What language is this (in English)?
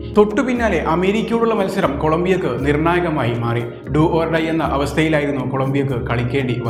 Malayalam